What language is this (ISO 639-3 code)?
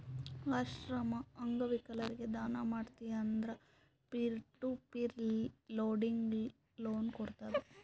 kan